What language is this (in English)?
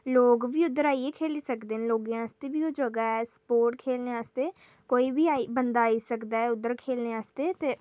Dogri